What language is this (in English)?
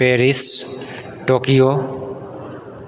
Maithili